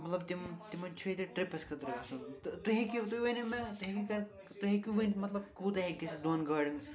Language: Kashmiri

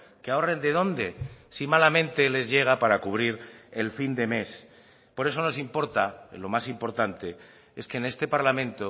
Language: Spanish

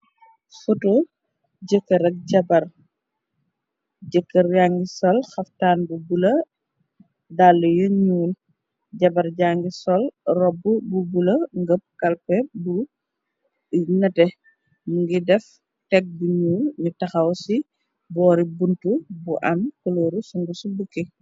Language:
Wolof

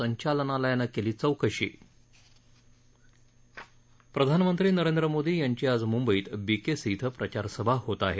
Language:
Marathi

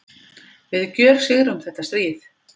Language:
Icelandic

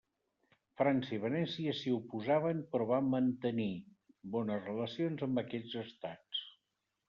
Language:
Catalan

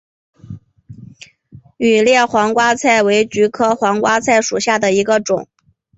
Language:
Chinese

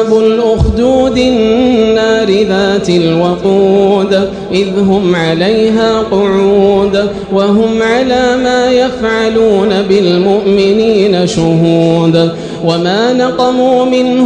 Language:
Arabic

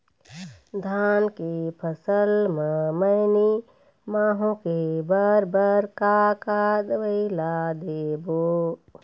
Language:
Chhattisgarhi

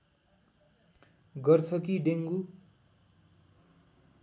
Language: Nepali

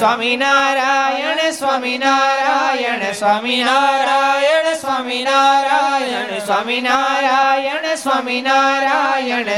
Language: Gujarati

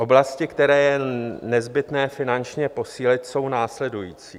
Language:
Czech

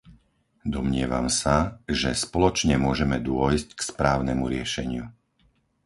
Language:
Slovak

